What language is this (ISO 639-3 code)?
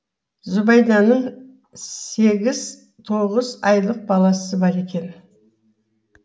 kaz